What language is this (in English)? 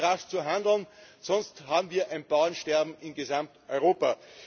German